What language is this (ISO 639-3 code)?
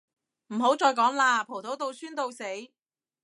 yue